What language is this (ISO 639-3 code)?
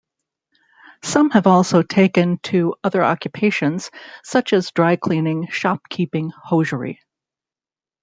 eng